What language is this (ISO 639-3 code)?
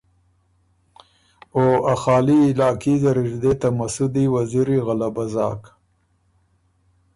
oru